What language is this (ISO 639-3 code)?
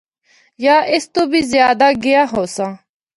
hno